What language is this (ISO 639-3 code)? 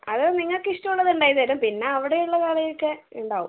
mal